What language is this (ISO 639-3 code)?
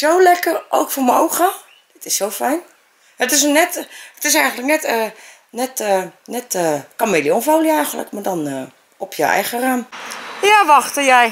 nld